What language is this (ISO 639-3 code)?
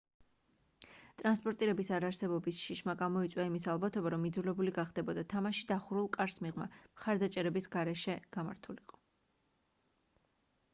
kat